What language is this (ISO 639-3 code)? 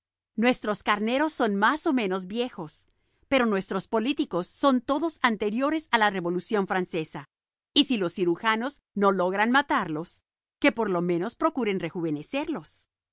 spa